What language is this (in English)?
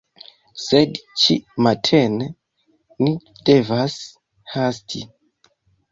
Esperanto